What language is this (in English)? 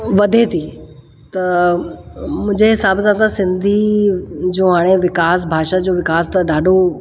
Sindhi